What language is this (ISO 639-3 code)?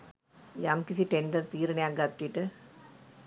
sin